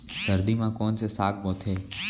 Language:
Chhattisgarhi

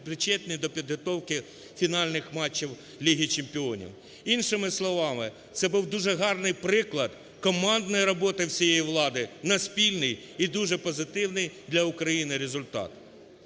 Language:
Ukrainian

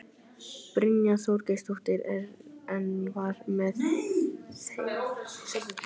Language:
Icelandic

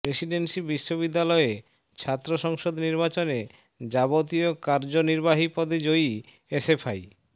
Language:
Bangla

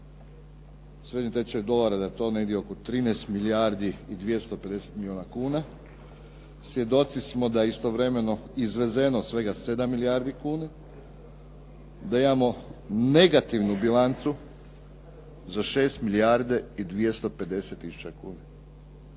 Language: Croatian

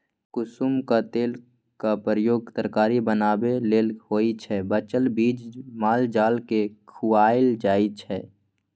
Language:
Maithili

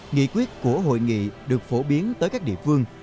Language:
Vietnamese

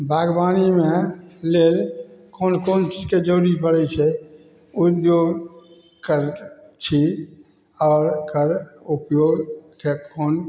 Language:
Maithili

